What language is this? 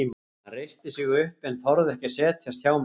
Icelandic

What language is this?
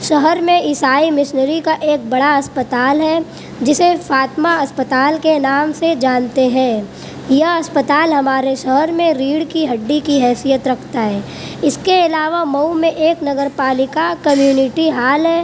Urdu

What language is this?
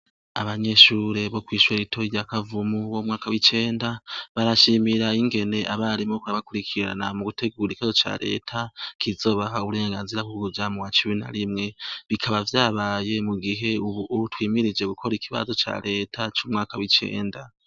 Rundi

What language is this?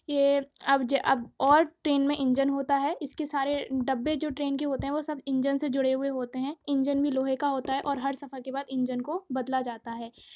Urdu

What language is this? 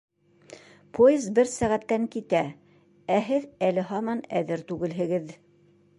Bashkir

